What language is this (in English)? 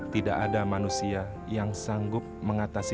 Indonesian